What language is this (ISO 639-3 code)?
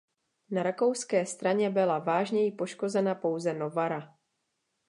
ces